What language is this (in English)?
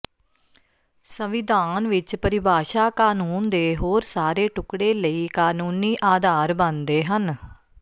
Punjabi